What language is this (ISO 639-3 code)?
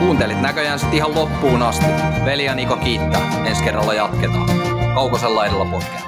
fin